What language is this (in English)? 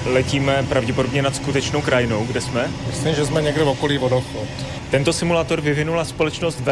Czech